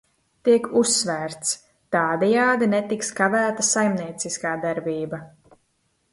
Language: Latvian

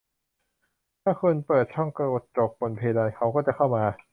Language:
Thai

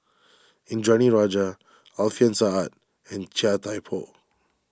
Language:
English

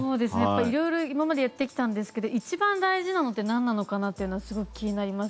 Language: Japanese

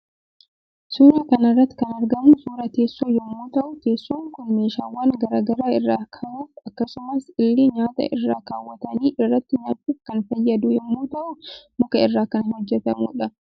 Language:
Oromo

